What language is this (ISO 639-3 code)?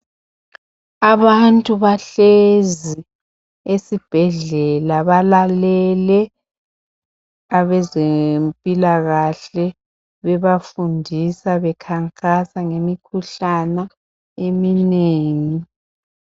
nde